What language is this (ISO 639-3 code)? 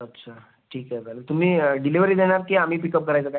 mar